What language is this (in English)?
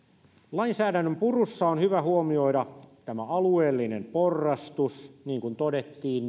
Finnish